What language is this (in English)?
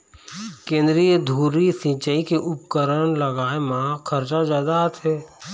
Chhattisgarhi